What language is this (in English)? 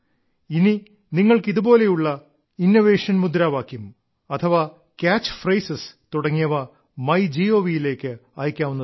Malayalam